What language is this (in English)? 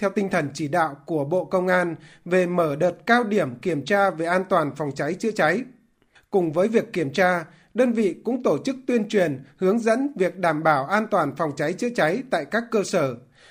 Vietnamese